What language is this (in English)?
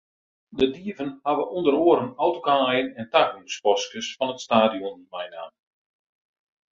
Western Frisian